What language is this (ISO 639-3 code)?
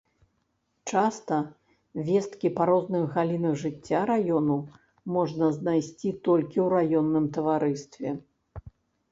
bel